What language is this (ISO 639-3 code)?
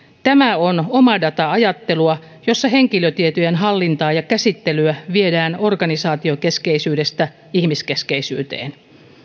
fin